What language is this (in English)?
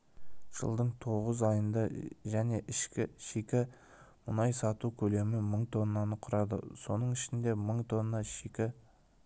Kazakh